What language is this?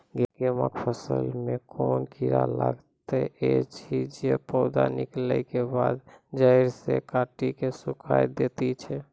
Maithili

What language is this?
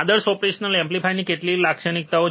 Gujarati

